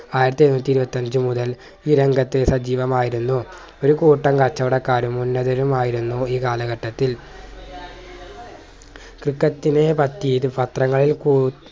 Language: Malayalam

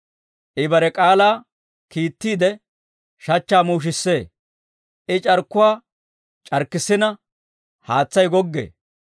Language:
Dawro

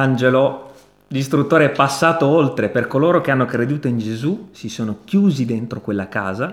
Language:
Italian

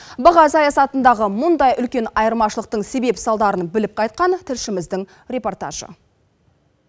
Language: Kazakh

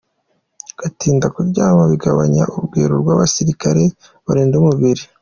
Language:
Kinyarwanda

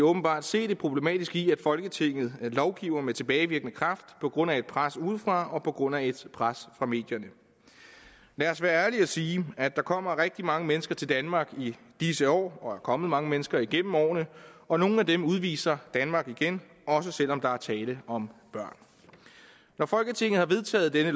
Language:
Danish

